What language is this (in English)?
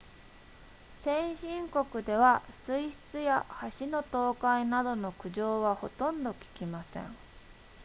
Japanese